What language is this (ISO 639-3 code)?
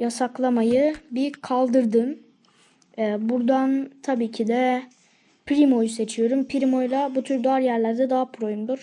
tur